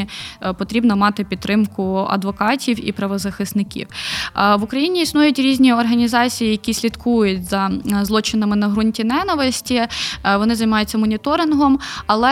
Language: Ukrainian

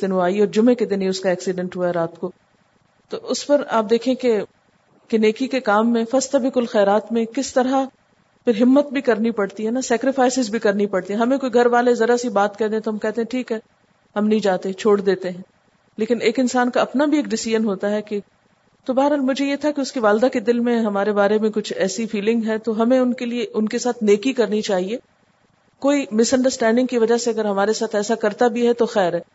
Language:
Urdu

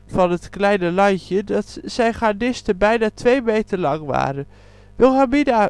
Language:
Dutch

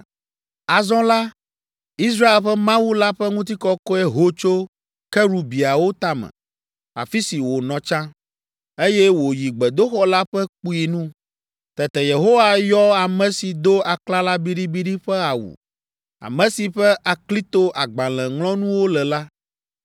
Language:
Ewe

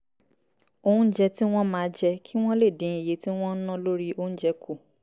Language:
Yoruba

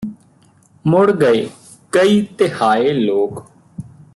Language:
Punjabi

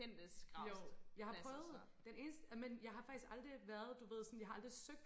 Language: Danish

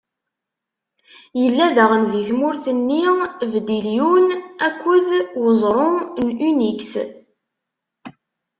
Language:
Kabyle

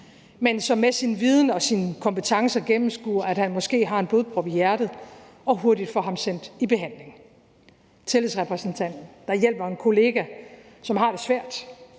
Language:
Danish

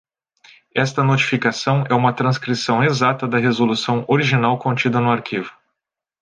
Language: Portuguese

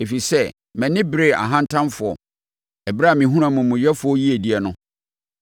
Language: Akan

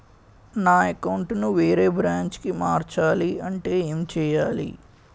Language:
Telugu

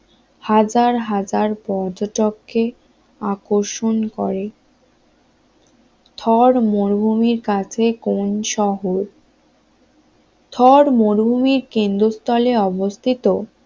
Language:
Bangla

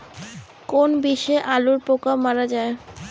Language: Bangla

